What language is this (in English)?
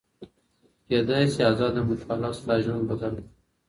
Pashto